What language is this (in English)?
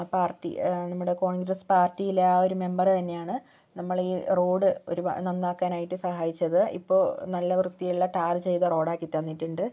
Malayalam